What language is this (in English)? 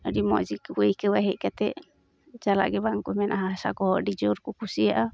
Santali